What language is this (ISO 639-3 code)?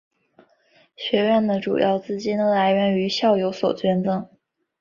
zho